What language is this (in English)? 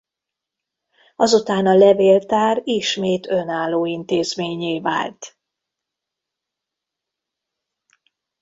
Hungarian